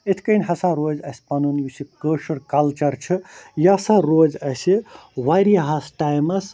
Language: Kashmiri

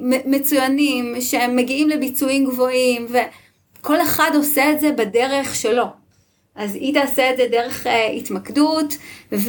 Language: Hebrew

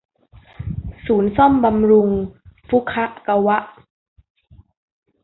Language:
Thai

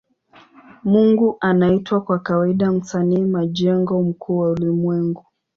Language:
Swahili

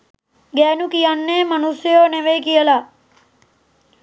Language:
Sinhala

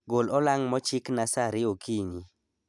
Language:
Luo (Kenya and Tanzania)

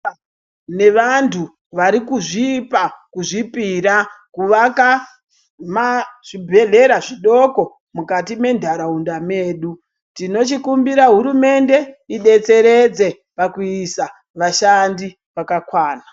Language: Ndau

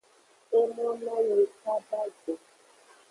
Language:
Aja (Benin)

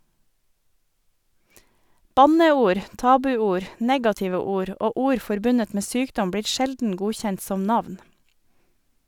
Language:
Norwegian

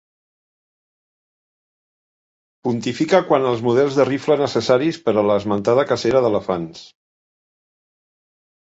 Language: Catalan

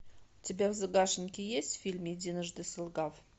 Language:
Russian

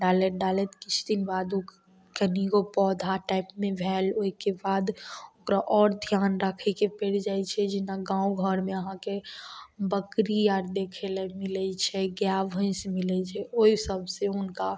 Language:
Maithili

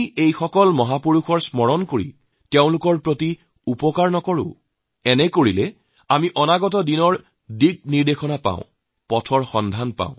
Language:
Assamese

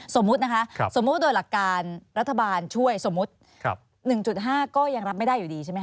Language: Thai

